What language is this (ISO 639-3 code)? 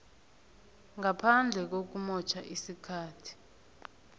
nbl